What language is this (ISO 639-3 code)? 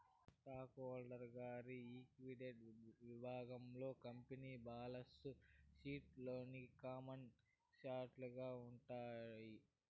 tel